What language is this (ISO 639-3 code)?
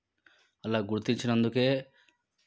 tel